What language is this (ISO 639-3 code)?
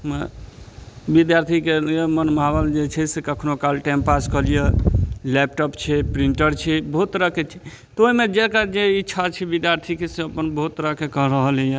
mai